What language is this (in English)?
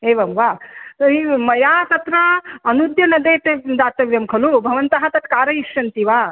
Sanskrit